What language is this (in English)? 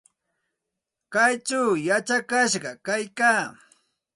Santa Ana de Tusi Pasco Quechua